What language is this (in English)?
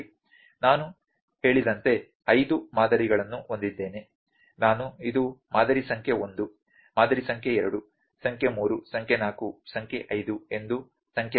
Kannada